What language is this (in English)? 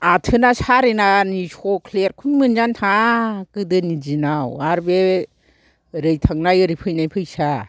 Bodo